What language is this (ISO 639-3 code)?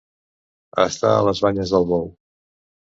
cat